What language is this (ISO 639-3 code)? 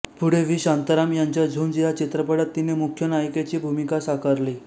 mar